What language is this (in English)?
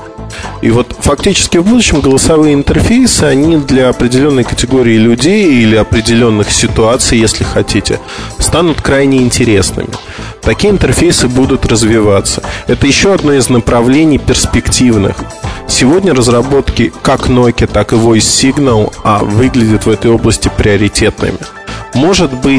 Russian